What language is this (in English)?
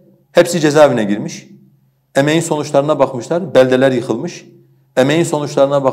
Turkish